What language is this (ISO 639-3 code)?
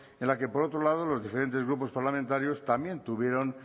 spa